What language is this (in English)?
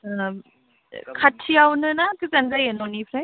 Bodo